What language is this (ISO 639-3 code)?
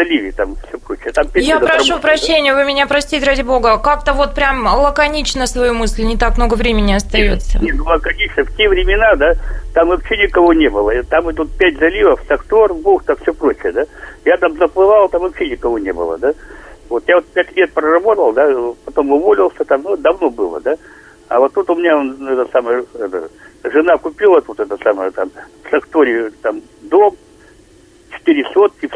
rus